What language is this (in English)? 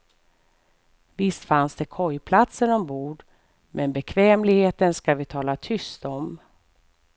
Swedish